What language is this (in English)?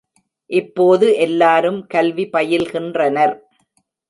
Tamil